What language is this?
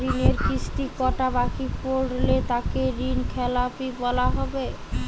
Bangla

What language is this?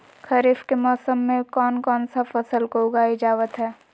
Magahi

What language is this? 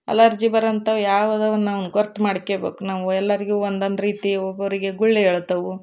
Kannada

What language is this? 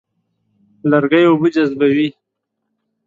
Pashto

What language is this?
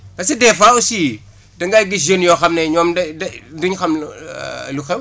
Wolof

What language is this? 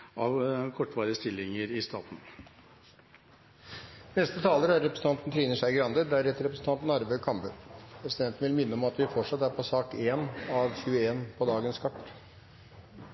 Norwegian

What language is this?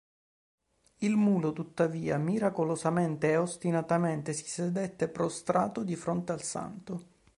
Italian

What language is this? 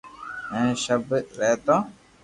Loarki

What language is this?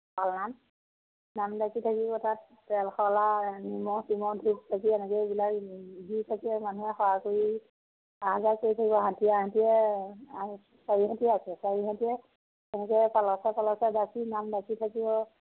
Assamese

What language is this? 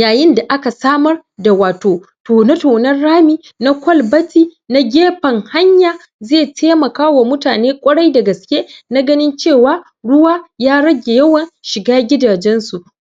Hausa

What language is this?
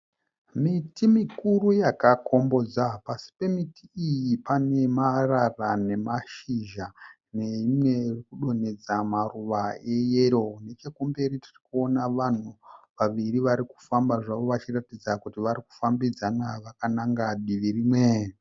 Shona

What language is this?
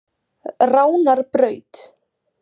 Icelandic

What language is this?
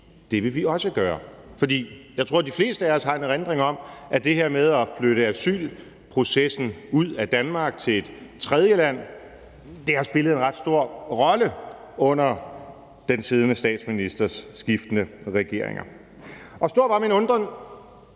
Danish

